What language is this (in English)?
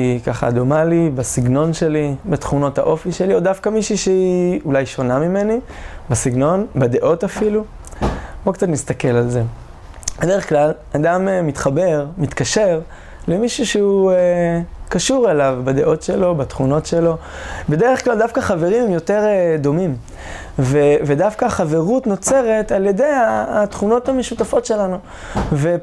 Hebrew